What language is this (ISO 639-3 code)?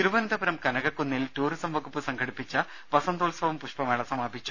mal